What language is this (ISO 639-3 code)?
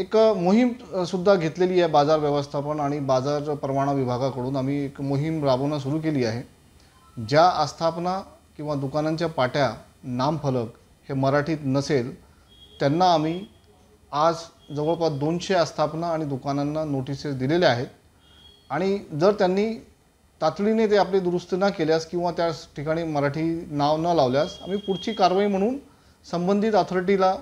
hin